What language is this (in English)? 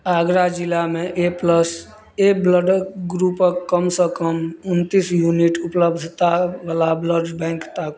Maithili